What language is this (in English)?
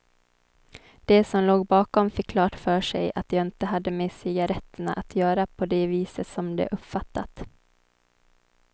Swedish